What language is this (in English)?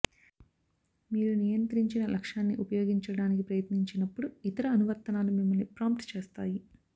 Telugu